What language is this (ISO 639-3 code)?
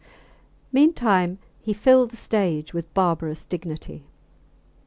eng